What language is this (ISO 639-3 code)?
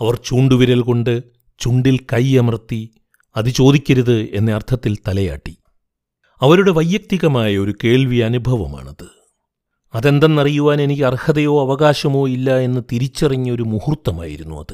mal